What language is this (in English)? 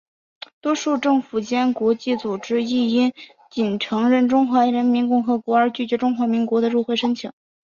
Chinese